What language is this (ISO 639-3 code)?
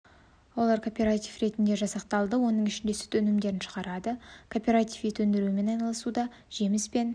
kaz